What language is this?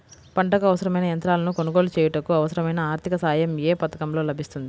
Telugu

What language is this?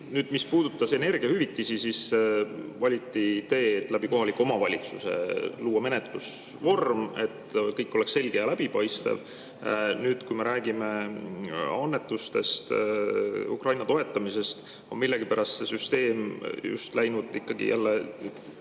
Estonian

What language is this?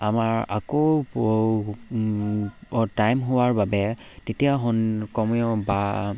Assamese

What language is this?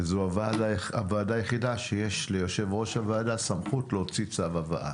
Hebrew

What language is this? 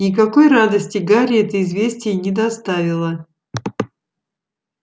Russian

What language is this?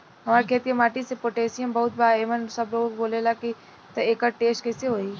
Bhojpuri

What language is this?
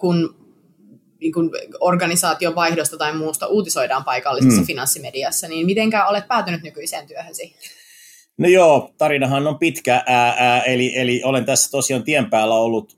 Finnish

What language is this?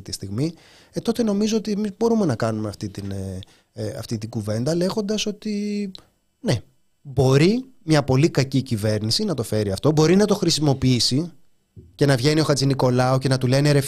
Greek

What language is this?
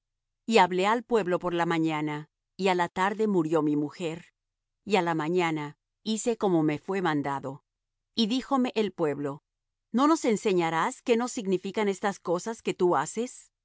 Spanish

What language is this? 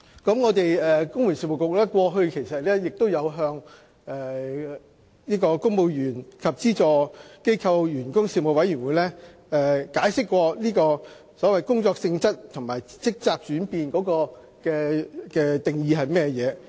Cantonese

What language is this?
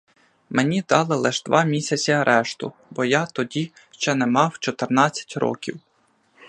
Ukrainian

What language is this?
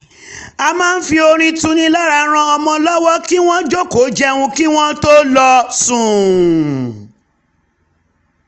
Yoruba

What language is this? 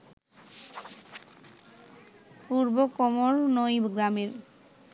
Bangla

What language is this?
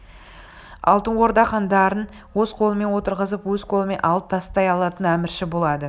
Kazakh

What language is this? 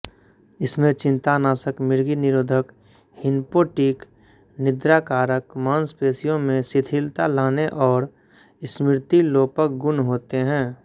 Hindi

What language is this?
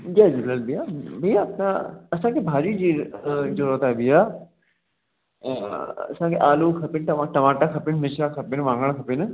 Sindhi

